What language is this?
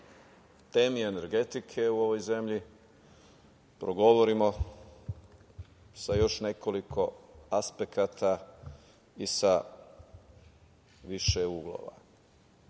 Serbian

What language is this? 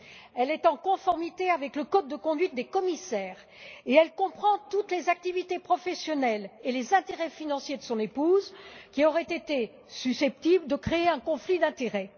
French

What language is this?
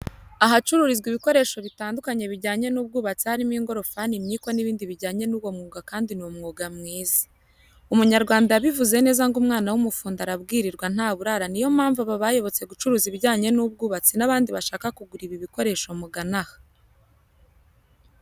Kinyarwanda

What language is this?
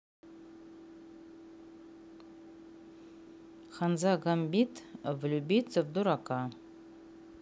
Russian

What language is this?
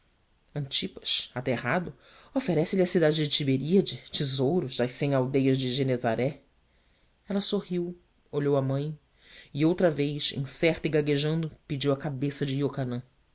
Portuguese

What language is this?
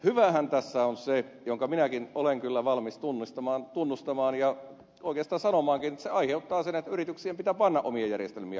Finnish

